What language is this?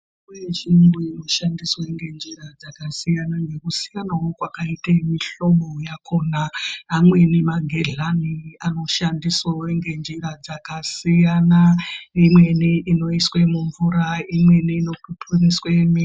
Ndau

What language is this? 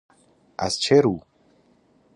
Persian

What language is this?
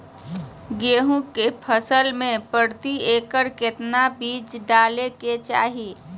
Magahi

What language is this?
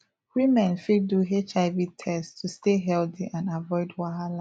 Nigerian Pidgin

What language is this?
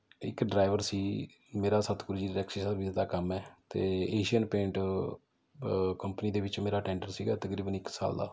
Punjabi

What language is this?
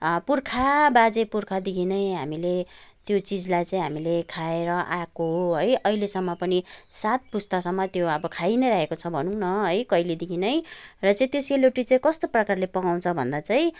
Nepali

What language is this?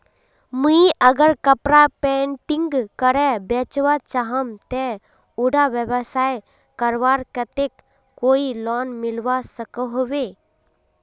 Magahi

